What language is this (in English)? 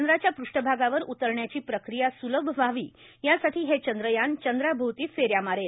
Marathi